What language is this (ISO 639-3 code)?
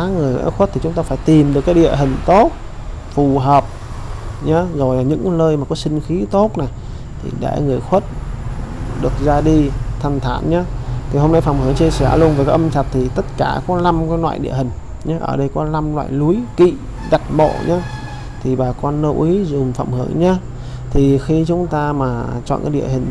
vie